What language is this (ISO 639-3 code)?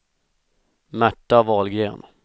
swe